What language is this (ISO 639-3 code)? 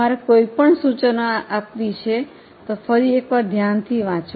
guj